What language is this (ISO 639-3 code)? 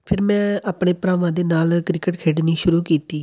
pan